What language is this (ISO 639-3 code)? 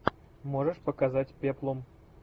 rus